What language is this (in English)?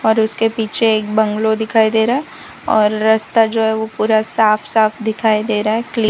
Hindi